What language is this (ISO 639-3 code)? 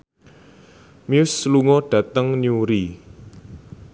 jav